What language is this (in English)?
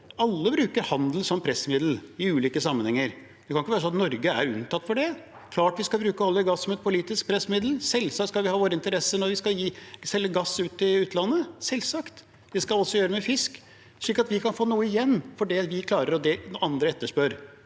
Norwegian